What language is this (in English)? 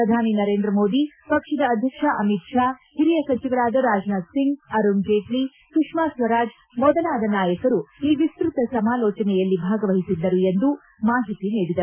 Kannada